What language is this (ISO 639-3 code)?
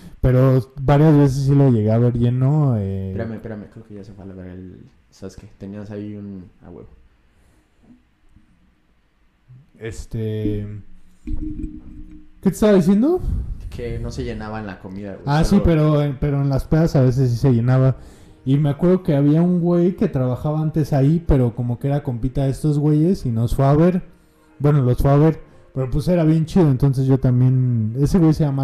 spa